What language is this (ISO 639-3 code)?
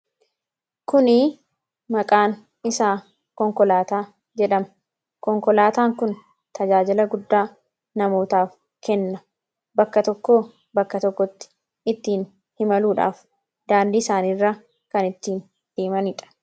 orm